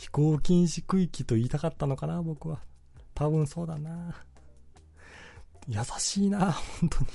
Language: Japanese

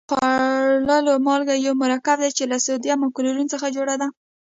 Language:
Pashto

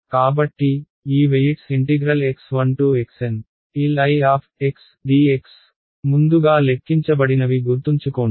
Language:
Telugu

